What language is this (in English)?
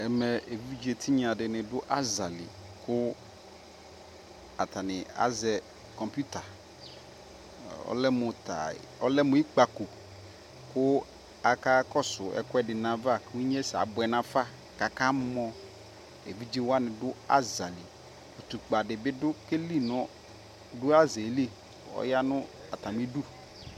Ikposo